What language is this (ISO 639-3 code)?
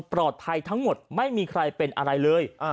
tha